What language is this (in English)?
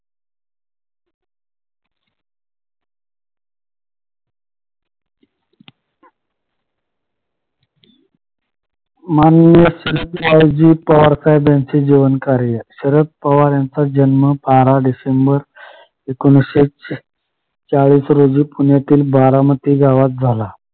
Marathi